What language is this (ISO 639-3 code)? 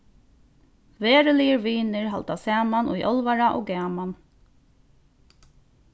fao